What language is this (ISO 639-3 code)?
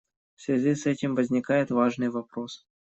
rus